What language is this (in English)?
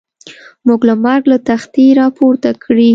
Pashto